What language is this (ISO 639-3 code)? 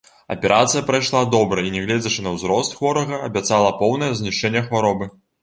bel